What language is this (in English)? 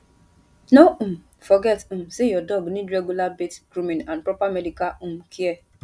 Nigerian Pidgin